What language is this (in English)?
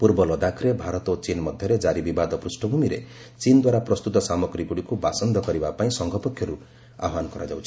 Odia